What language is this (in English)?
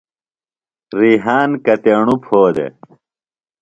Phalura